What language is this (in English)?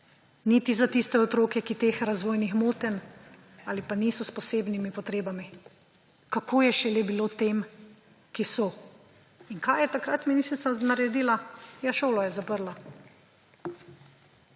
Slovenian